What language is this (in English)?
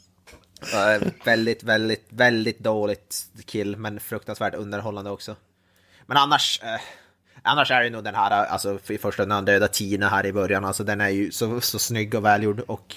Swedish